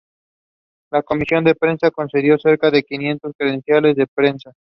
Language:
Spanish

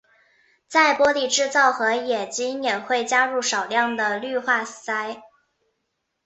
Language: Chinese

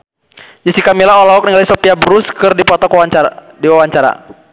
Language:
Sundanese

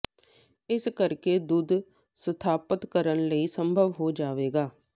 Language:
Punjabi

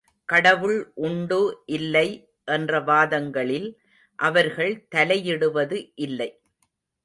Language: Tamil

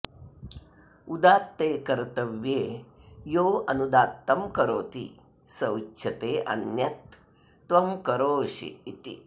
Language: Sanskrit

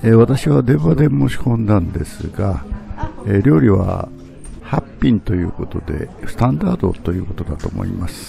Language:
Japanese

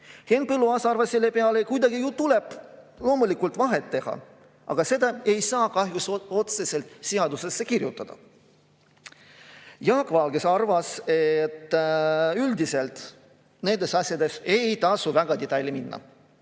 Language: Estonian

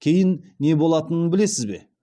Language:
Kazakh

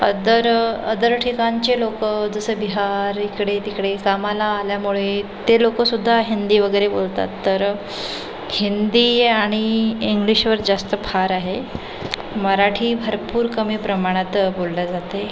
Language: Marathi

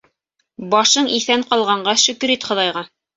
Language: Bashkir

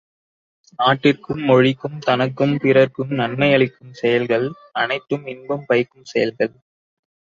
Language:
Tamil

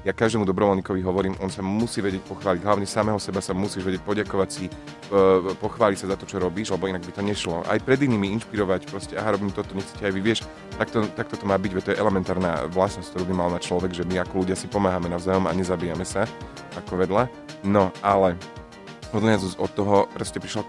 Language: Slovak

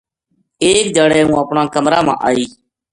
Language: Gujari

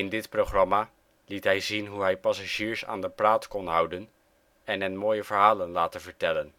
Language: Dutch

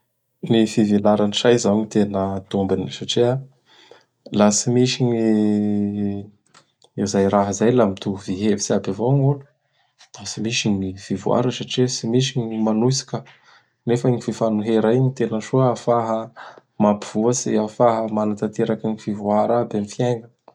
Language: Bara Malagasy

